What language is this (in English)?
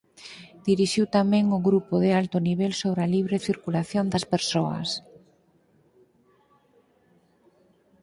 Galician